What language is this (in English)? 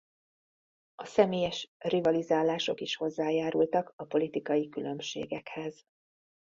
Hungarian